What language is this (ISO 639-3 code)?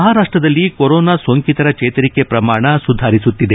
kan